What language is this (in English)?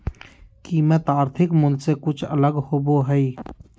Magahi